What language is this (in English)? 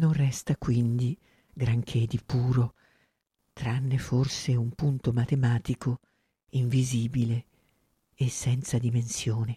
Italian